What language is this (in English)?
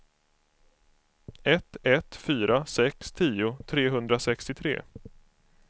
Swedish